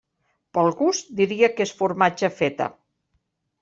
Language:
Catalan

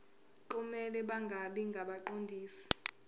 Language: Zulu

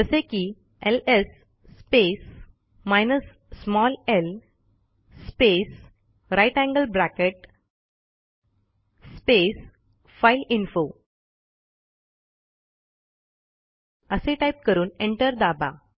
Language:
Marathi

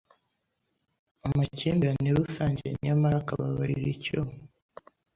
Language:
Kinyarwanda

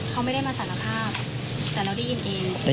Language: Thai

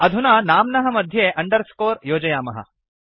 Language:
Sanskrit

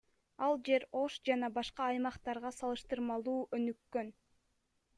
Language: Kyrgyz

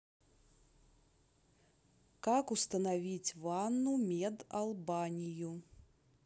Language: Russian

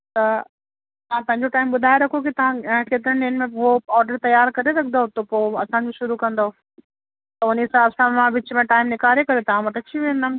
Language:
Sindhi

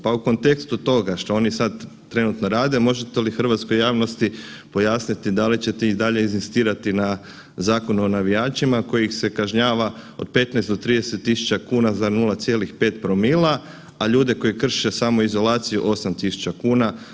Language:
Croatian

